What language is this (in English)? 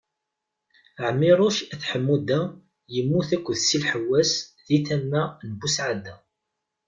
Kabyle